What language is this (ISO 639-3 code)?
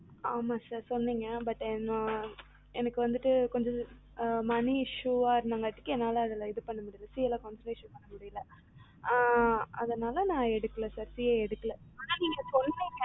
tam